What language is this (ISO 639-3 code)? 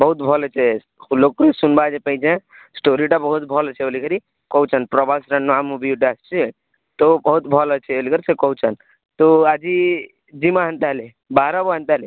ori